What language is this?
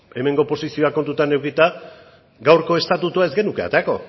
Basque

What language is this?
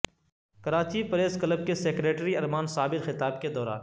Urdu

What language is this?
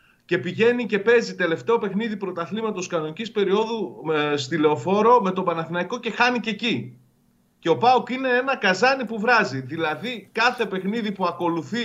Greek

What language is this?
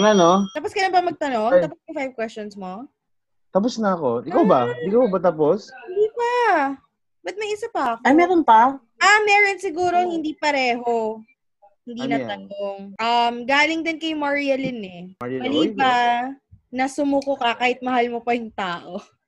Filipino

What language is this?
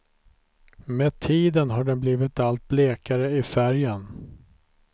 Swedish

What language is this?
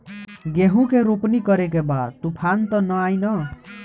Bhojpuri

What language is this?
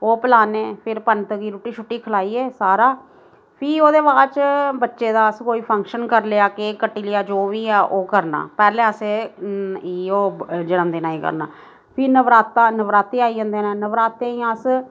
Dogri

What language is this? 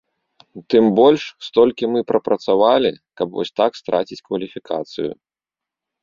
Belarusian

